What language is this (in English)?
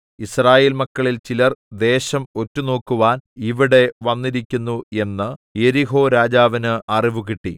Malayalam